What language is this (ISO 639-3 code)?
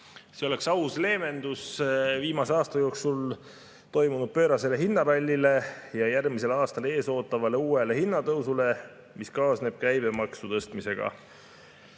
est